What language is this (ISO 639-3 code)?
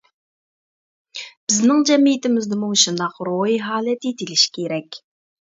uig